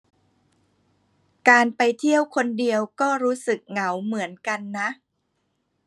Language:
Thai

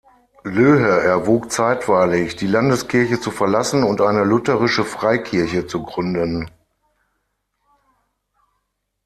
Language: German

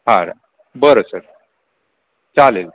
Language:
Marathi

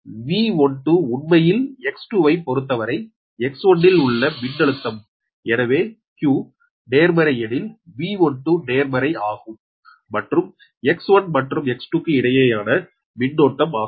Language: Tamil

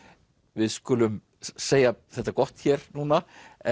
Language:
Icelandic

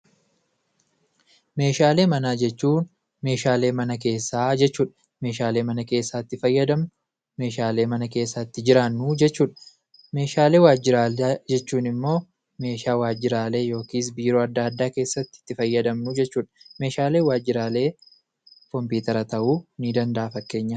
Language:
Oromo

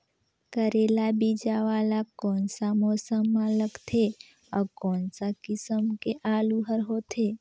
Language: Chhattisgarhi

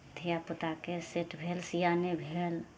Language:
Maithili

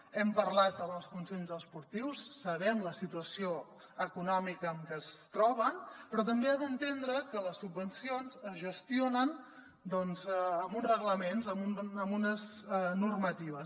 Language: Catalan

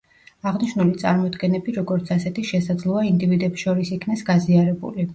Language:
Georgian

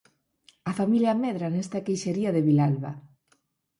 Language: Galician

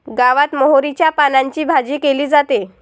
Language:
Marathi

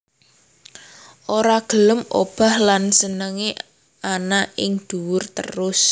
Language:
Javanese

